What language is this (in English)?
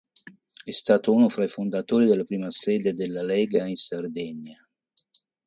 Italian